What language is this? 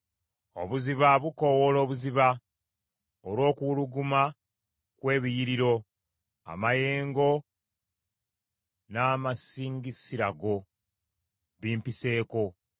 Ganda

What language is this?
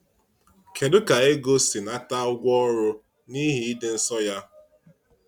Igbo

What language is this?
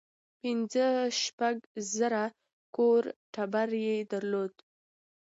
Pashto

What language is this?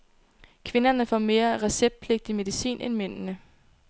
Danish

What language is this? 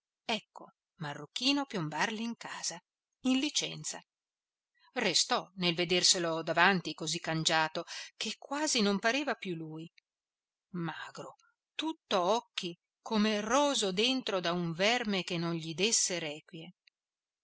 Italian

